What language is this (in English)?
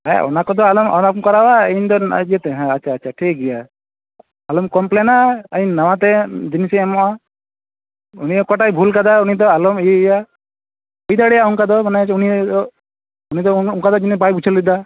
Santali